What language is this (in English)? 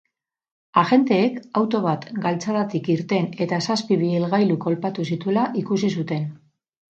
Basque